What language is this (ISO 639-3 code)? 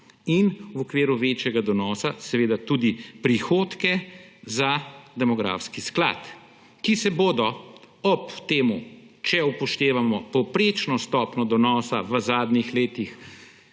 slv